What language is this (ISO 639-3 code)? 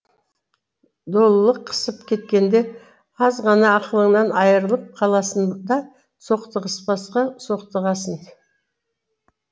kaz